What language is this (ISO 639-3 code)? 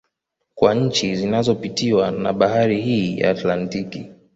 swa